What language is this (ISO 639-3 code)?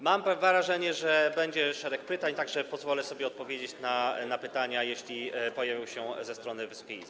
pol